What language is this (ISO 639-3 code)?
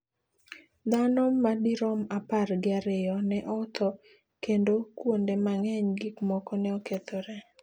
luo